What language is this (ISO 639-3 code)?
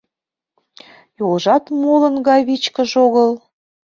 chm